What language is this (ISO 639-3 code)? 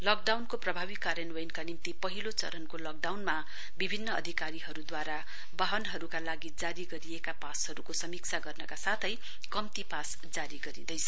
nep